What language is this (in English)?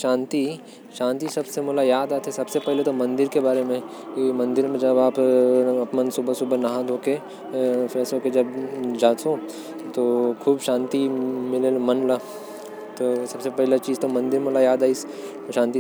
Korwa